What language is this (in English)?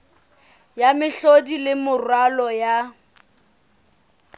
Southern Sotho